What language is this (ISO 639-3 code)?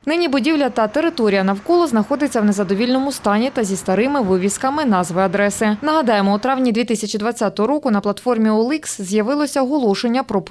ukr